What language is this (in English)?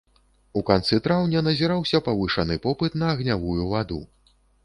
Belarusian